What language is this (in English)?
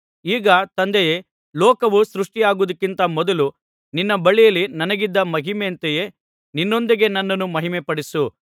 Kannada